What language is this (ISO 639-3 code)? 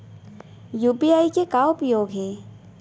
hne